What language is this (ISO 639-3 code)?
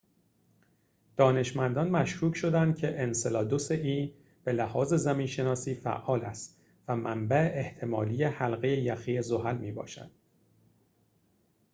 fas